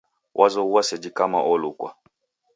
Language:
Taita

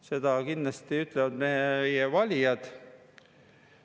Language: Estonian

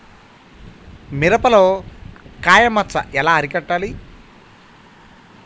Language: Telugu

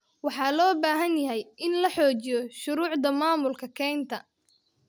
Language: Somali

